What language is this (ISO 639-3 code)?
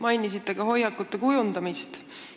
est